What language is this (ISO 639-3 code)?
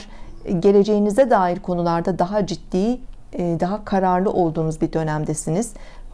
tur